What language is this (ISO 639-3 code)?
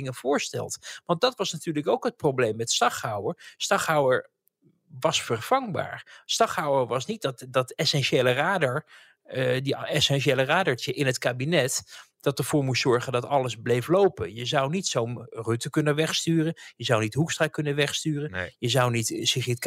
nld